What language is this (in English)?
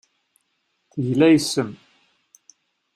Kabyle